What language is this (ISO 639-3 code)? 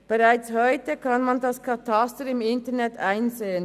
gsw